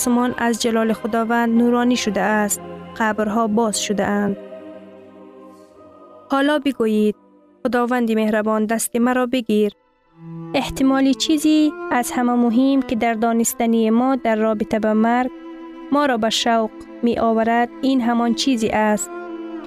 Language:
Persian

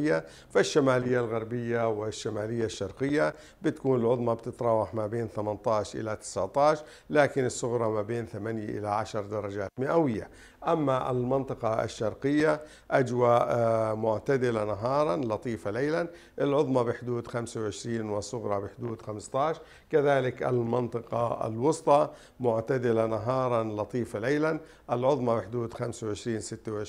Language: Arabic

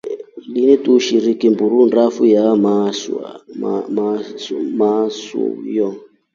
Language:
Rombo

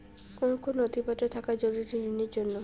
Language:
Bangla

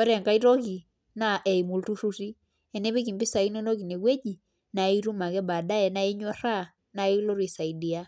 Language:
Masai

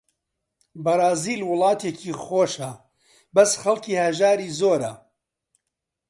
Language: Central Kurdish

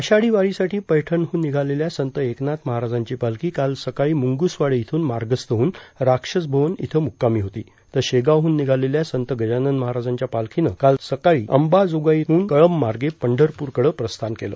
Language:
Marathi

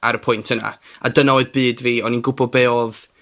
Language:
Welsh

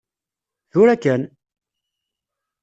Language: Kabyle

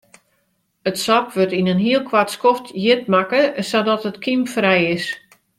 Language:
Western Frisian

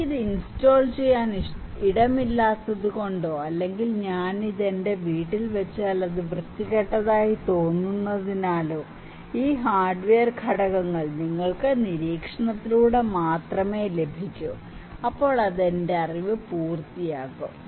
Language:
Malayalam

